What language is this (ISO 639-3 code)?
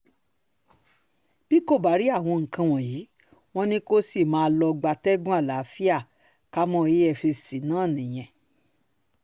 yor